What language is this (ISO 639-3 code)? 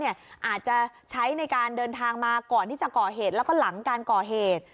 tha